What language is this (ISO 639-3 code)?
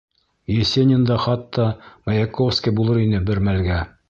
bak